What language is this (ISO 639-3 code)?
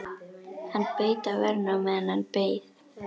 isl